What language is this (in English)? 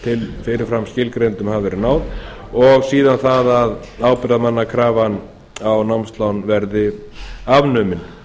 Icelandic